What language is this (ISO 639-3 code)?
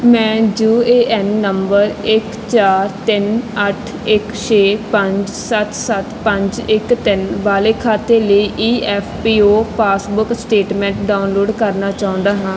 pan